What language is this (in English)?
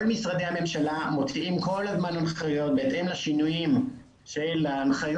Hebrew